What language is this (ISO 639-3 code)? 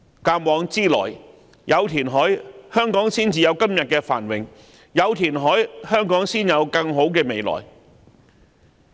yue